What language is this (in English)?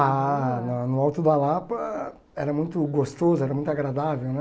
Portuguese